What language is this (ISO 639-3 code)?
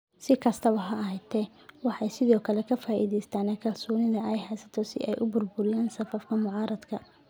som